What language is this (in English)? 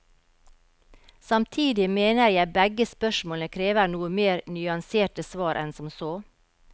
Norwegian